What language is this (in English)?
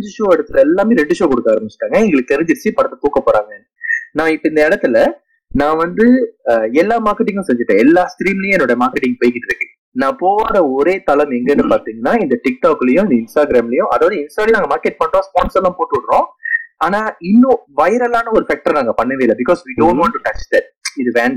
Tamil